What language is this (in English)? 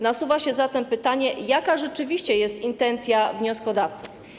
Polish